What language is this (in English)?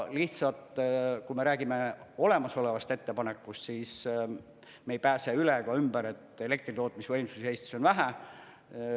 Estonian